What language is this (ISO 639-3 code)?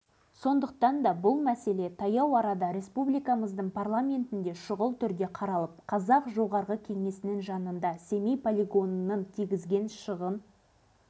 kaz